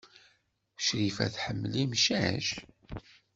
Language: Kabyle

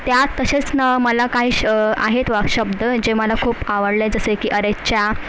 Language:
Marathi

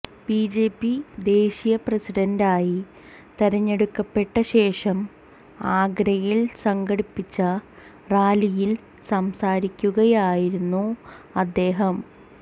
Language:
Malayalam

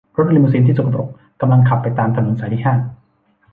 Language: Thai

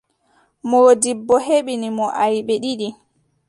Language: Adamawa Fulfulde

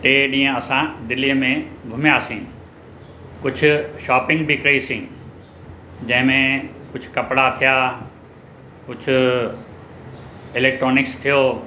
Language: Sindhi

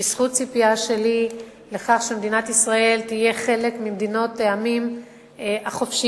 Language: Hebrew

